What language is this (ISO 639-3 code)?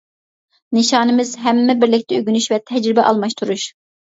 uig